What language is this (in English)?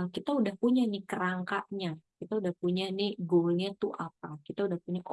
Indonesian